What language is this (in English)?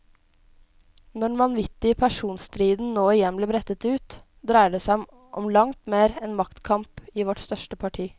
Norwegian